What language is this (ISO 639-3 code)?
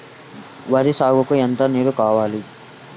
tel